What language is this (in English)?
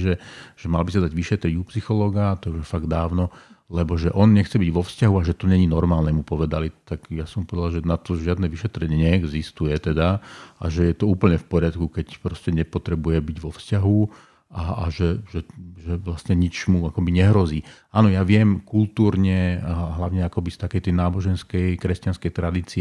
Slovak